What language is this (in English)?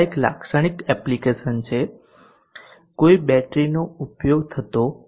Gujarati